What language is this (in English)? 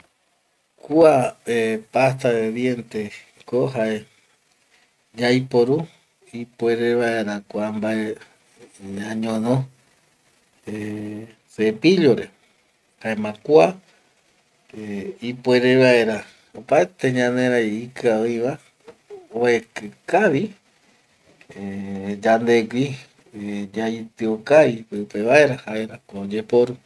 Eastern Bolivian Guaraní